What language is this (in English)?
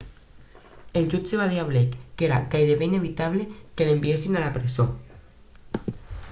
Catalan